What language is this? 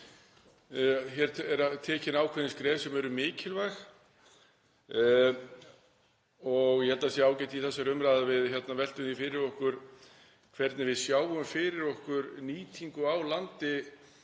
Icelandic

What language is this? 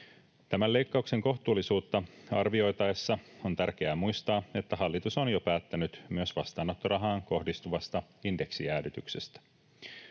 Finnish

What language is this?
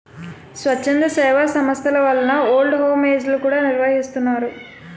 Telugu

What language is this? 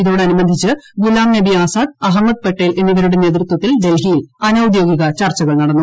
Malayalam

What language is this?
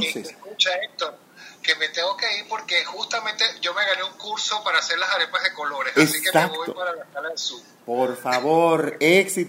Spanish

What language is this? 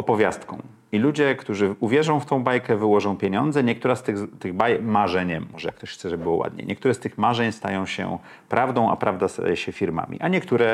Polish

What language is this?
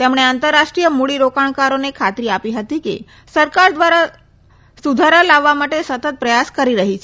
Gujarati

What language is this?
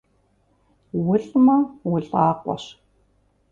Kabardian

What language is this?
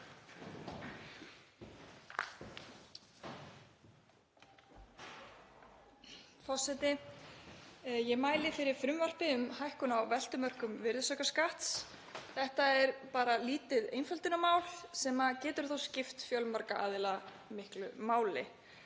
Icelandic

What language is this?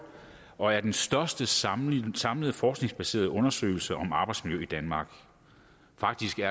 Danish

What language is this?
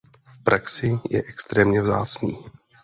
Czech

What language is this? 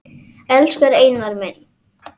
Icelandic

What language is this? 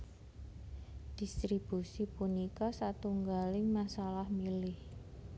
Javanese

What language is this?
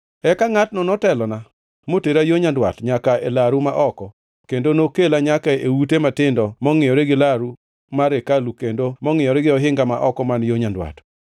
Luo (Kenya and Tanzania)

